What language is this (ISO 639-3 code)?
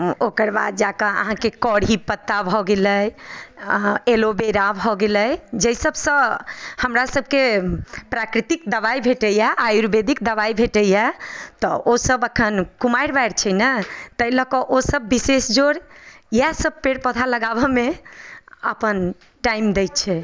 mai